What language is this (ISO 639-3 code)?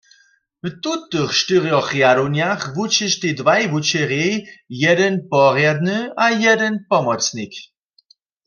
hsb